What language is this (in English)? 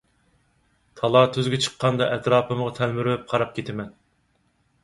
Uyghur